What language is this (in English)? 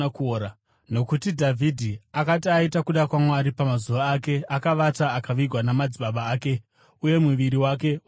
Shona